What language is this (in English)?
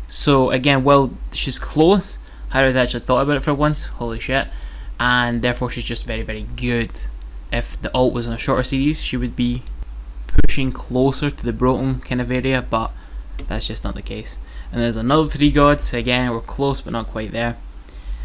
English